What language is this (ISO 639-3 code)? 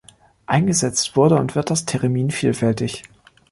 deu